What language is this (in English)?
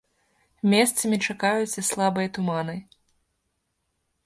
Belarusian